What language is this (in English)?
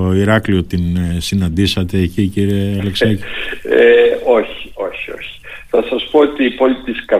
Greek